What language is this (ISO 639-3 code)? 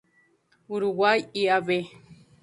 spa